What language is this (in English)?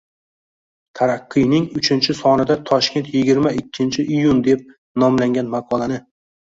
Uzbek